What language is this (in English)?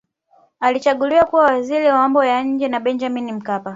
Swahili